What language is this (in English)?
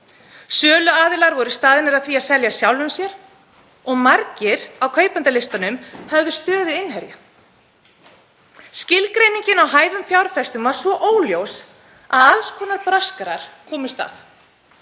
Icelandic